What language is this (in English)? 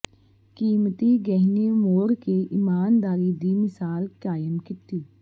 Punjabi